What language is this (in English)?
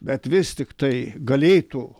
Lithuanian